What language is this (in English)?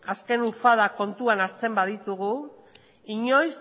Basque